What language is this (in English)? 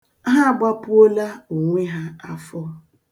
Igbo